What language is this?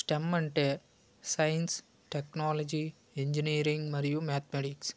Telugu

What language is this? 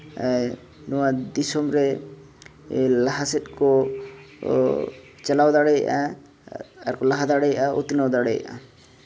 Santali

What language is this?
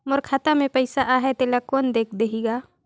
Chhattisgarhi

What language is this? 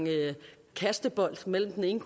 Danish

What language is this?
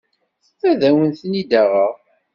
Kabyle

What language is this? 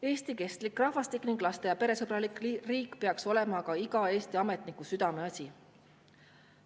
Estonian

